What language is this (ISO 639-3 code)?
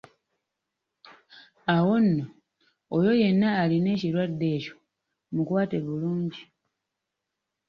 lug